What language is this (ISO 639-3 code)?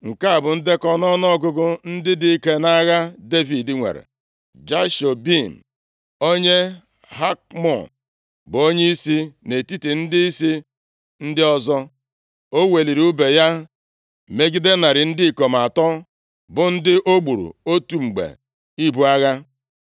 ibo